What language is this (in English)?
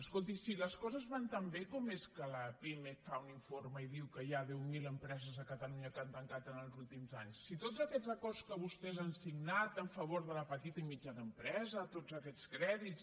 Catalan